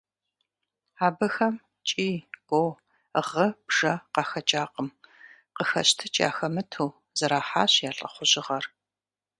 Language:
Kabardian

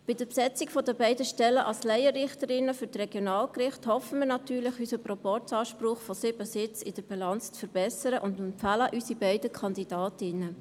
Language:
Swiss German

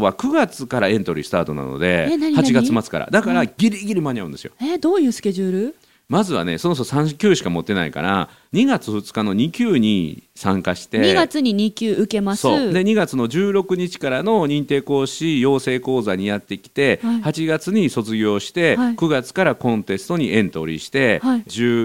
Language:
Japanese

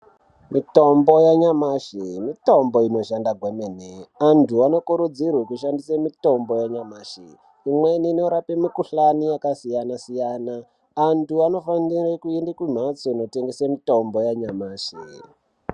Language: Ndau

